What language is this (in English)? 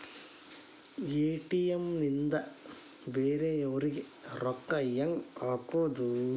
Kannada